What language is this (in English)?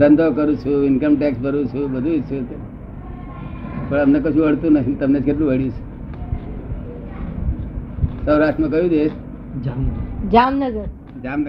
Gujarati